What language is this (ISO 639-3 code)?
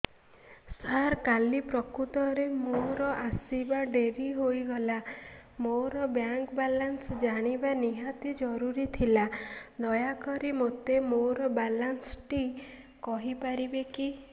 ori